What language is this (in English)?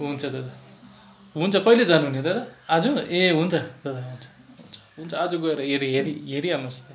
Nepali